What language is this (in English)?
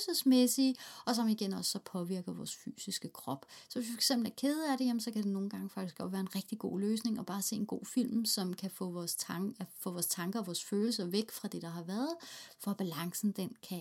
Danish